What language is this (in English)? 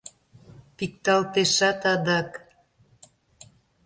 Mari